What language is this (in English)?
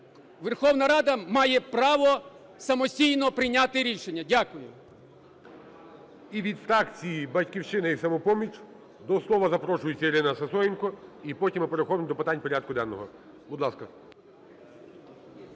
Ukrainian